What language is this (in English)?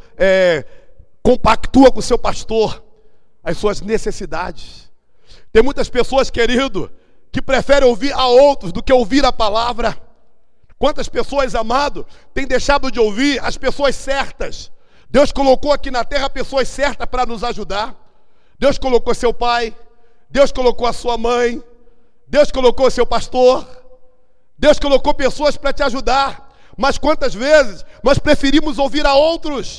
Portuguese